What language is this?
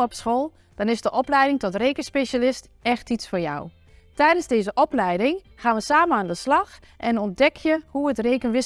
Dutch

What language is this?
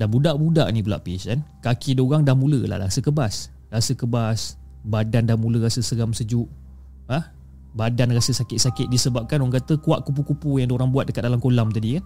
Malay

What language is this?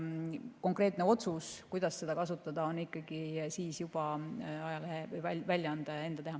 Estonian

